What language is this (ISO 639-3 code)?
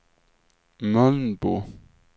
swe